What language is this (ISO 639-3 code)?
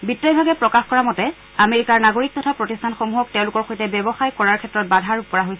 asm